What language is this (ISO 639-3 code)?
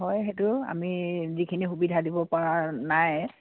asm